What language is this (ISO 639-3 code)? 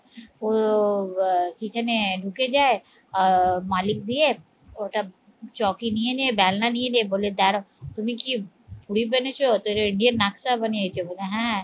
ben